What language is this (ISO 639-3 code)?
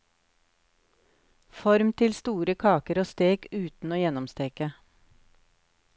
nor